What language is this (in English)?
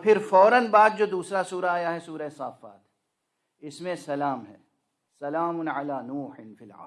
Urdu